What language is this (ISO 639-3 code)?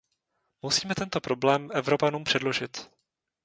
ces